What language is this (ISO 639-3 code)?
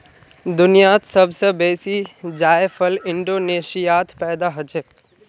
mag